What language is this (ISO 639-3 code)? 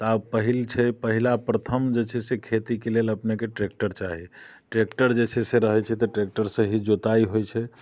mai